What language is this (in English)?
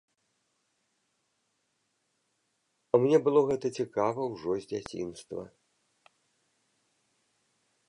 Belarusian